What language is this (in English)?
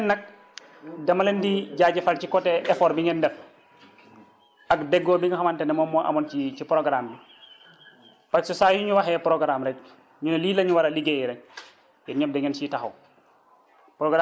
Wolof